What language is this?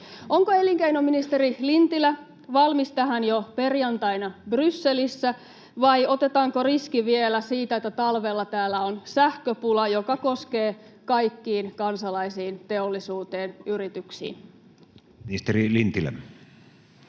Finnish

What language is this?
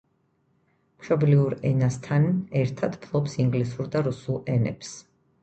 Georgian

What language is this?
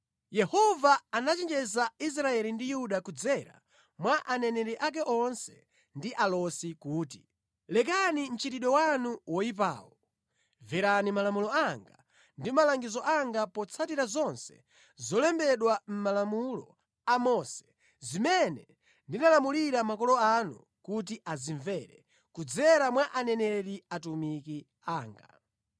Nyanja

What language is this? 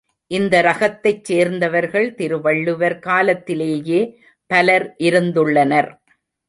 Tamil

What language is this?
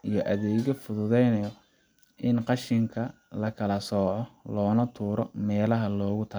Somali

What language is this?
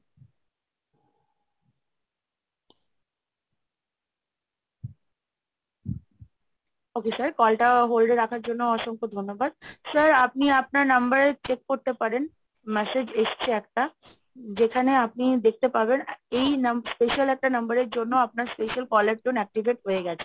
Bangla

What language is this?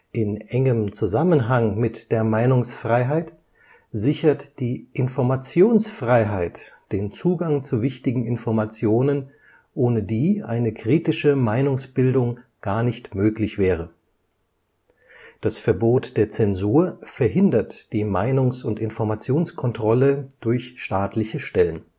German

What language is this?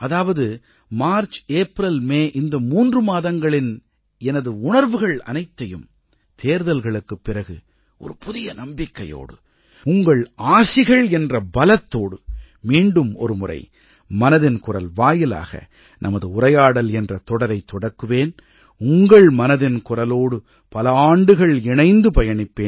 Tamil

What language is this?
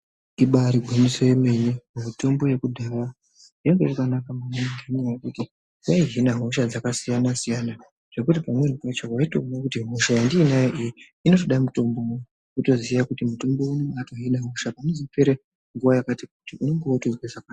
Ndau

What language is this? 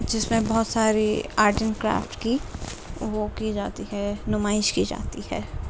Urdu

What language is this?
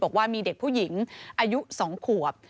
Thai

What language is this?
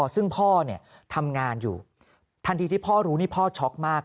Thai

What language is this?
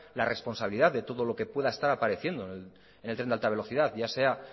Spanish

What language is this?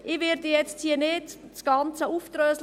Swiss German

